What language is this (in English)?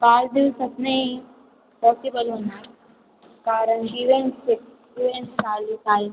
Marathi